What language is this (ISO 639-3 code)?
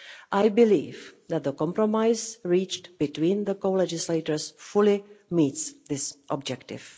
eng